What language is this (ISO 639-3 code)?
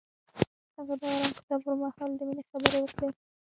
pus